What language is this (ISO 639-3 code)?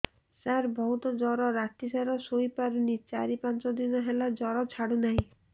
ori